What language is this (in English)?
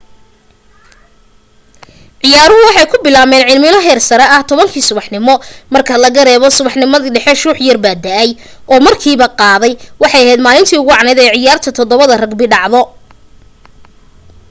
Somali